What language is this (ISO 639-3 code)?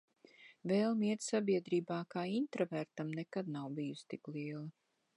lav